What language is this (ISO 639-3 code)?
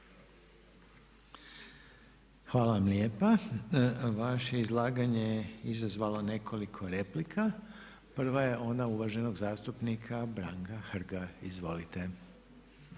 hrv